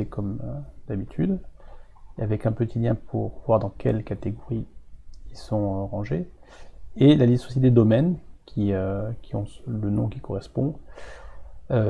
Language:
French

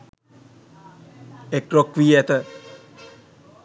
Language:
Sinhala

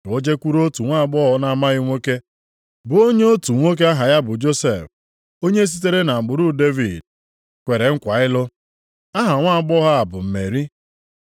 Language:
Igbo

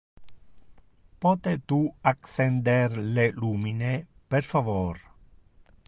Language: Interlingua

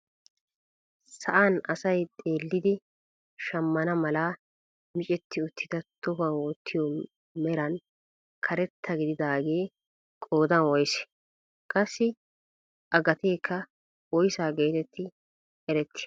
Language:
Wolaytta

